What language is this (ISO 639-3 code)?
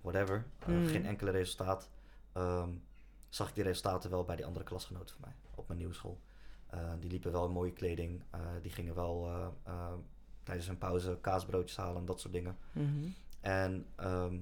nld